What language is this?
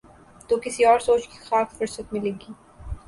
Urdu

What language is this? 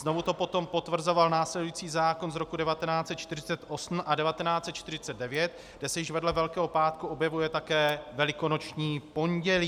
Czech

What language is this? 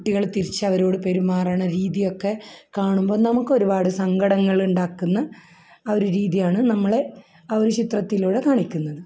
Malayalam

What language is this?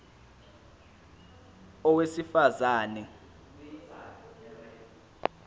Zulu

